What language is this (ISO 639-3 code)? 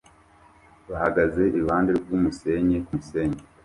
kin